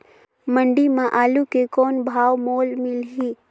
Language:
Chhattisgarhi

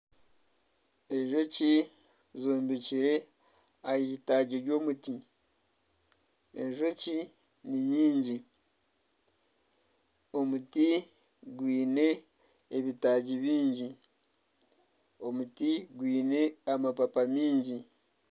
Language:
Nyankole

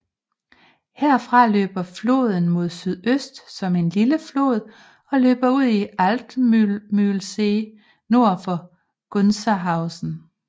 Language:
Danish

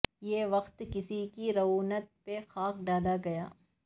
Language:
Urdu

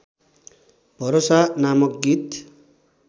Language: Nepali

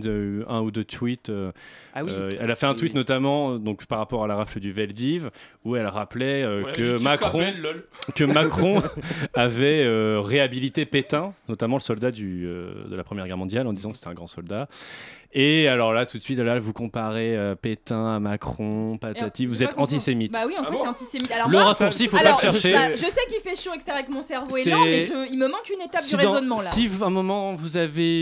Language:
French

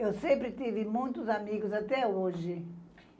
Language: Portuguese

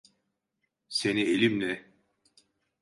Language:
Turkish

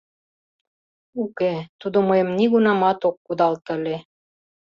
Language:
Mari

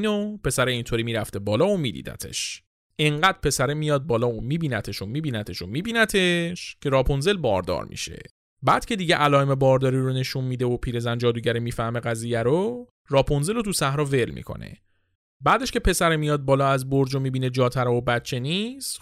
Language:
Persian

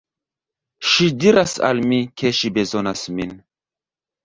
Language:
Esperanto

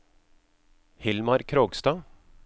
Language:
Norwegian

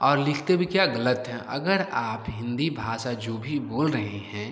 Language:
Hindi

